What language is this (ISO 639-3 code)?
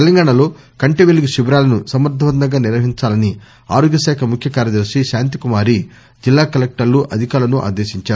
tel